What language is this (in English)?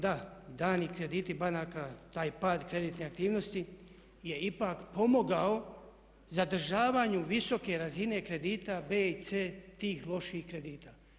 Croatian